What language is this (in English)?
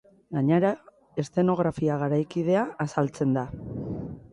Basque